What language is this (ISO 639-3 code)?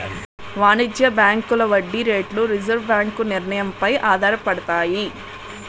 tel